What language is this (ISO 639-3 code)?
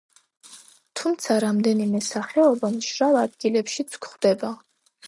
kat